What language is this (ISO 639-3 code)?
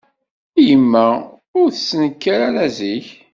kab